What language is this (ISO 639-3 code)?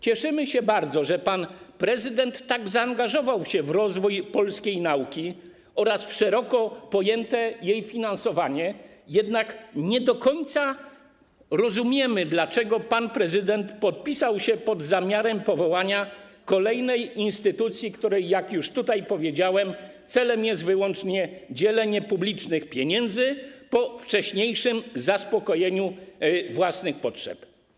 pol